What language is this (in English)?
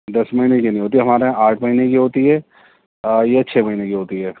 Urdu